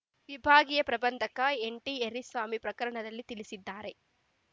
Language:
Kannada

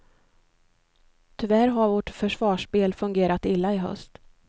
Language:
Swedish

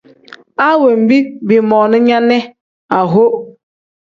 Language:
Tem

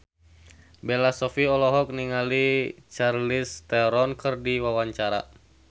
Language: Sundanese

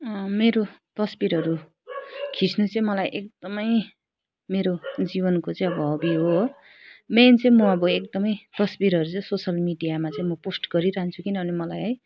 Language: Nepali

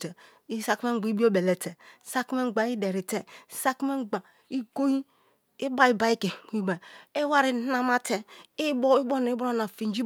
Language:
Kalabari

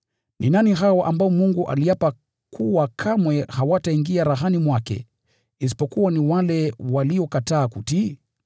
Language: Swahili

